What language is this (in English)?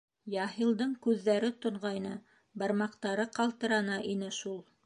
Bashkir